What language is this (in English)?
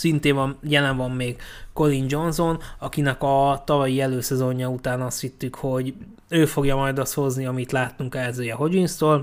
Hungarian